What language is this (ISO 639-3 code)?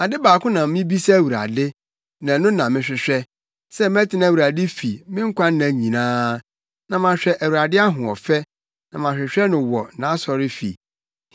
aka